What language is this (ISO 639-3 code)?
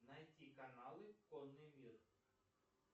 rus